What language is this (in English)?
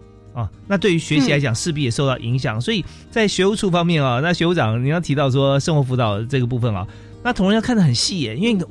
Chinese